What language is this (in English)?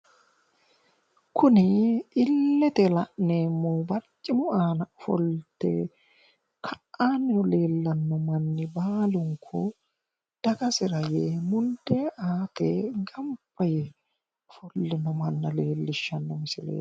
Sidamo